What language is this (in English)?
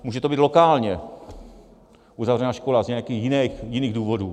Czech